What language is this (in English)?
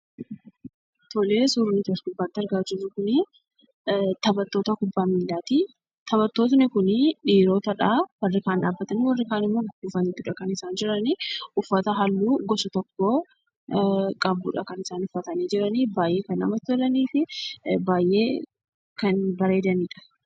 Oromo